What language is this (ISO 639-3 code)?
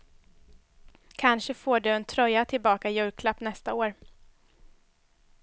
swe